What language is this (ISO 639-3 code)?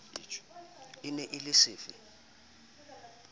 sot